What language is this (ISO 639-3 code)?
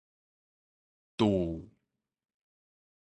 nan